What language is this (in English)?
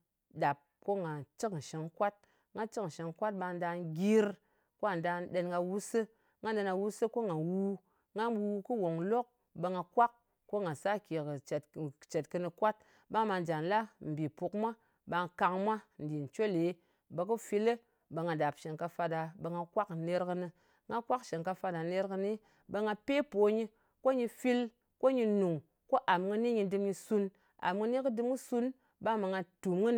Ngas